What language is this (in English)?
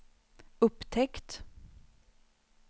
Swedish